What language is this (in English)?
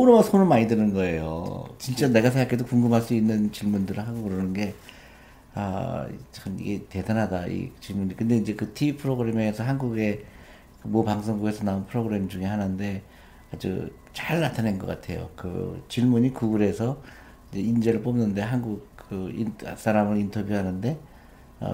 Korean